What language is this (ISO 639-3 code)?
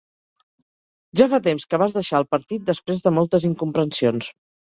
cat